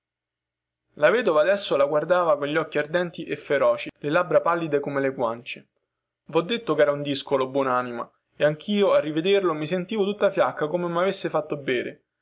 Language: Italian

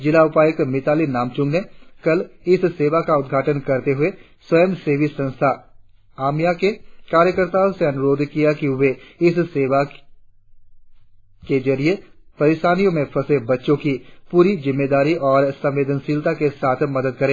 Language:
Hindi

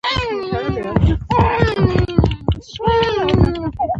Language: Pashto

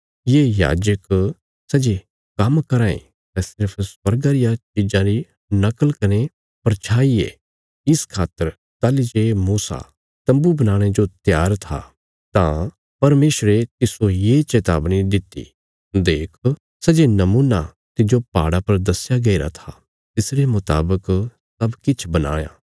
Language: Bilaspuri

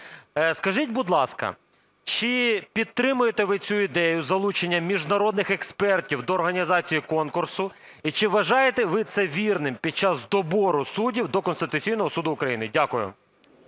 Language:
Ukrainian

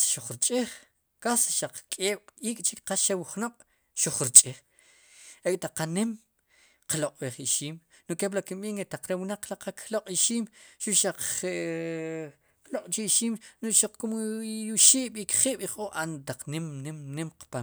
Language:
Sipacapense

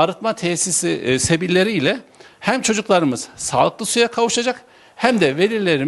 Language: Turkish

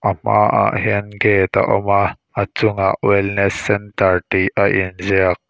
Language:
Mizo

